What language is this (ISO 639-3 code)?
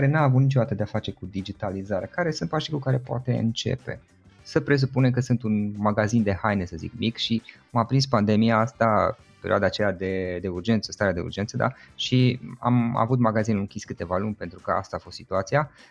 ron